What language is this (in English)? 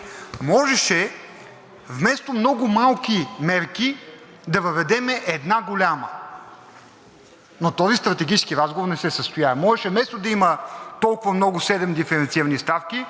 Bulgarian